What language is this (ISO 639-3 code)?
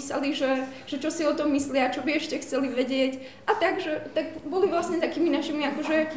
pol